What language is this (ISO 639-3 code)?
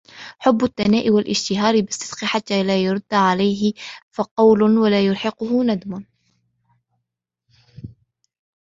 ara